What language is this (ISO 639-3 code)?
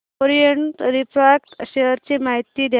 mar